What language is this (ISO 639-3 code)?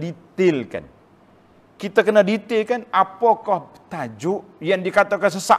msa